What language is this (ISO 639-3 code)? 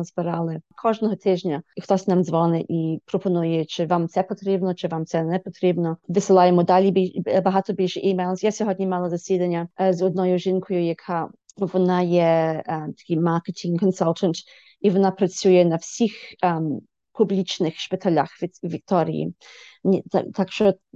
ukr